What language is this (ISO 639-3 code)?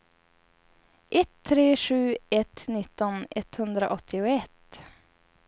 swe